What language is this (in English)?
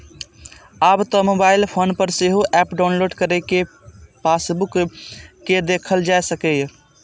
Maithili